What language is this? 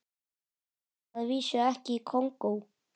Icelandic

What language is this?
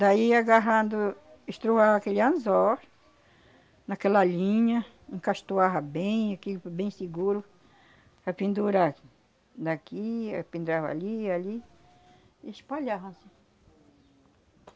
Portuguese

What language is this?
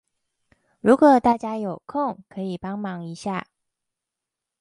Chinese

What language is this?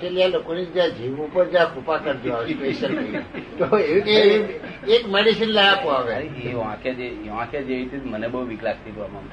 Gujarati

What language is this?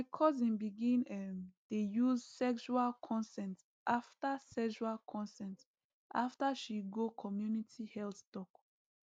Nigerian Pidgin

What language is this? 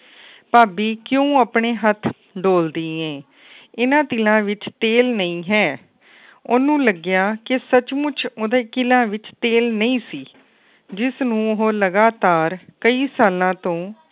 Punjabi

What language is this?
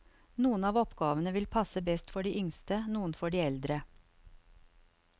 Norwegian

